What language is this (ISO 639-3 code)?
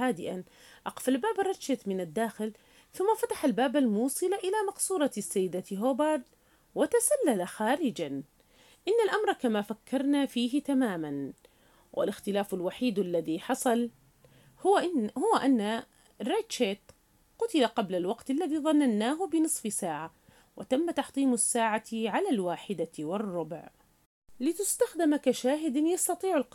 ara